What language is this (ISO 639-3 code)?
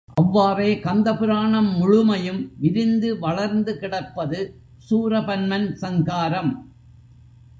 tam